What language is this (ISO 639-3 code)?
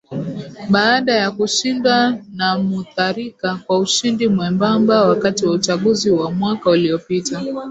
swa